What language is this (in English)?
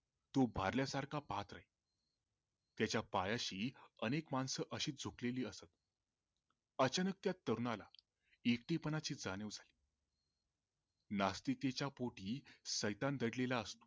Marathi